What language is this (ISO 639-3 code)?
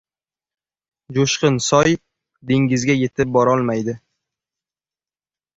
uzb